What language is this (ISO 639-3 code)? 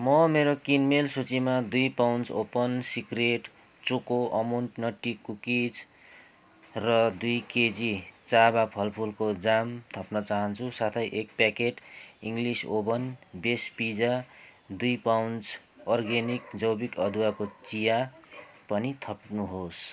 nep